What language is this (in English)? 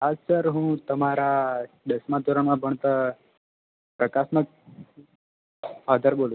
Gujarati